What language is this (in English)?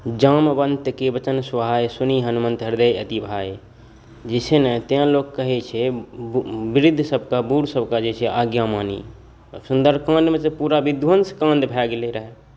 Maithili